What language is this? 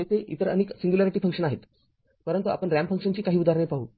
Marathi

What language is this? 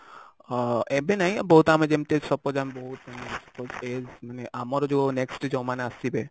Odia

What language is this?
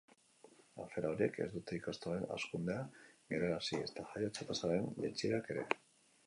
Basque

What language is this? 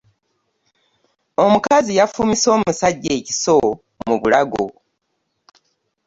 Ganda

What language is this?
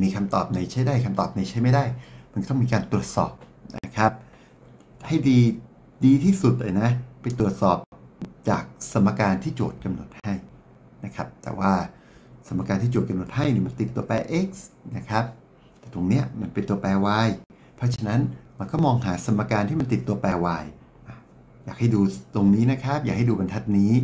Thai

